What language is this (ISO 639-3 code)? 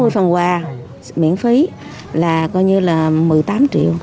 vie